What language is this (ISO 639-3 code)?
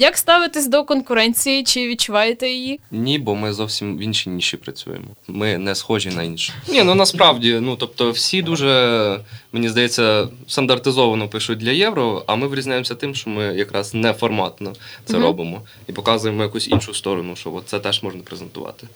ukr